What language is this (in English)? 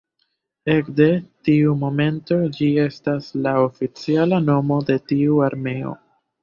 Esperanto